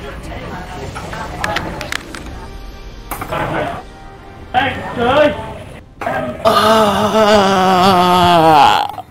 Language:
Vietnamese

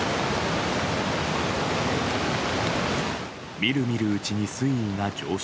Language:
Japanese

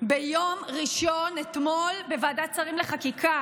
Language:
Hebrew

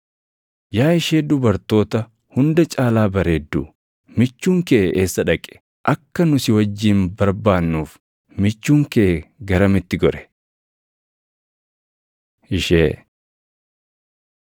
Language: Oromo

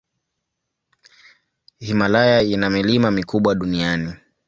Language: Swahili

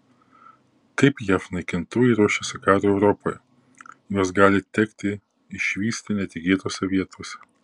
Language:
Lithuanian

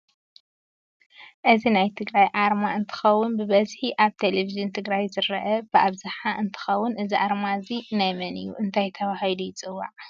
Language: Tigrinya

